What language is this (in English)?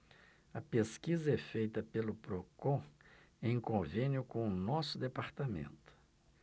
Portuguese